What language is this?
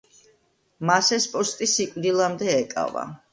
Georgian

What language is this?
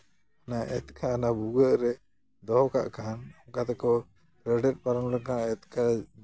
Santali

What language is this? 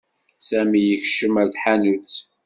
Kabyle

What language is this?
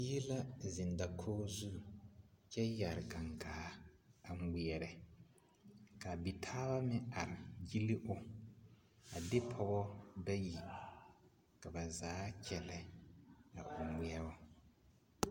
Southern Dagaare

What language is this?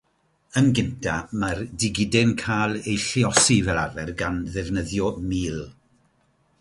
Welsh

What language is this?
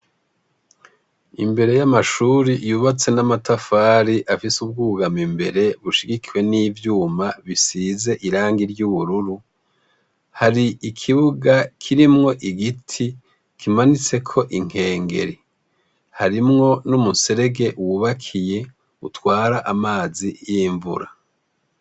Rundi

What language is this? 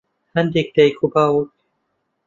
Central Kurdish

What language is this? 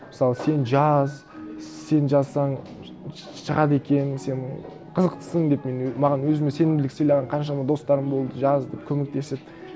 Kazakh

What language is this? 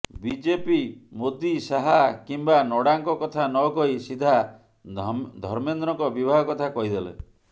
Odia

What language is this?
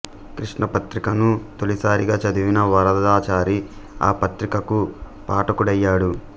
Telugu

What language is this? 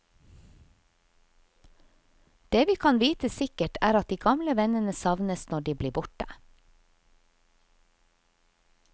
Norwegian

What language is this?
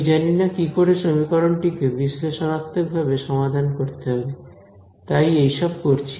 Bangla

